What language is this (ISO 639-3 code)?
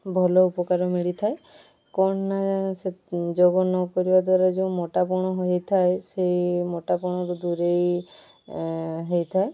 ori